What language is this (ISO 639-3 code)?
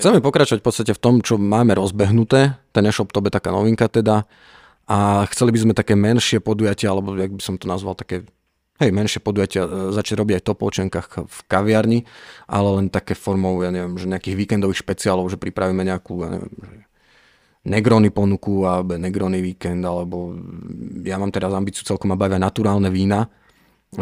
slk